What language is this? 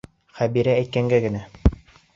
Bashkir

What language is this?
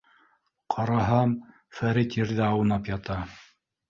Bashkir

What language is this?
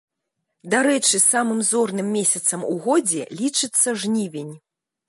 Belarusian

